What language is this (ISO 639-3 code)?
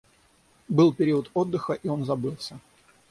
rus